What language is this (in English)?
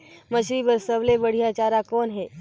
Chhattisgarhi